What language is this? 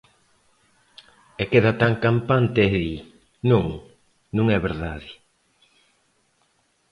Galician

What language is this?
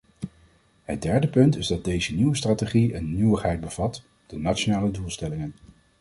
Dutch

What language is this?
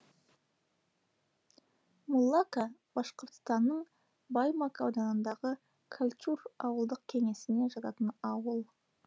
Kazakh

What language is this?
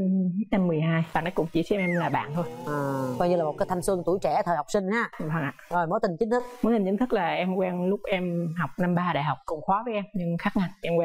Vietnamese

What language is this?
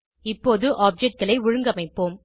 Tamil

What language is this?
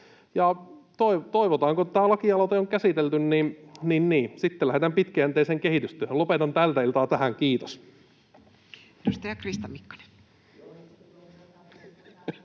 Finnish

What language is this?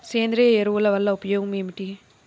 Telugu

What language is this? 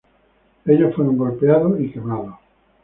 Spanish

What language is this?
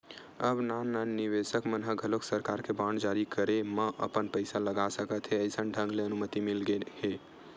Chhattisgarhi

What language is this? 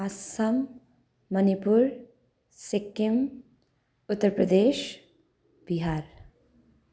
Nepali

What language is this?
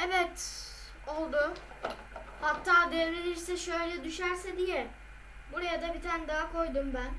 Turkish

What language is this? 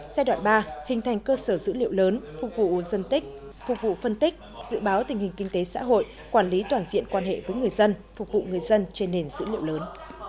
Vietnamese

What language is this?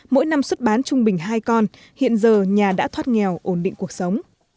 Vietnamese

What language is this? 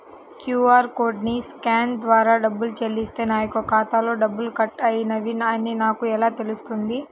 Telugu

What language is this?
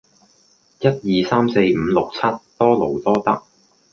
Cantonese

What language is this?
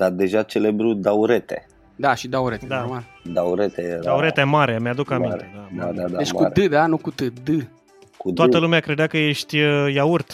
Romanian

